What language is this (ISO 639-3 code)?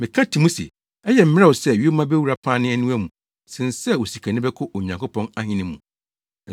aka